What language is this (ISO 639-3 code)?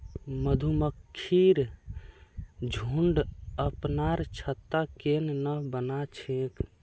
mag